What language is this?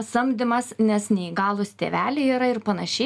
Lithuanian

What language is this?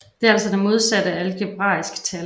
Danish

